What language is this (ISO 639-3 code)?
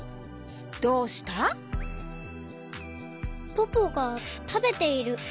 jpn